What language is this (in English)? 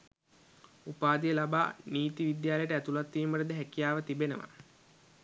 Sinhala